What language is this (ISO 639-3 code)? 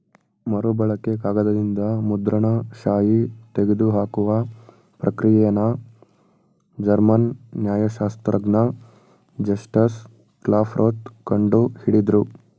kan